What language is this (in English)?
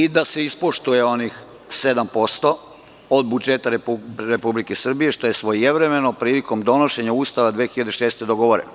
Serbian